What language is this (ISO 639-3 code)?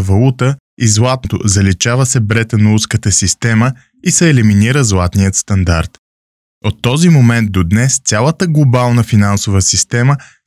bul